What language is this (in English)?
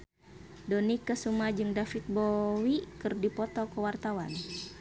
Sundanese